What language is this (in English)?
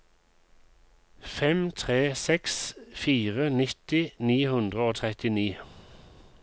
Norwegian